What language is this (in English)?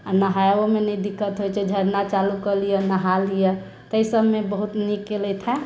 Maithili